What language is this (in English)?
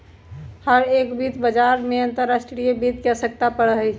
Magahi